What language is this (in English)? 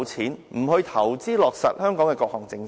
Cantonese